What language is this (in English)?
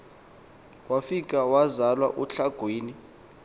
Xhosa